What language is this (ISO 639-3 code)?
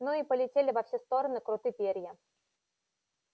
rus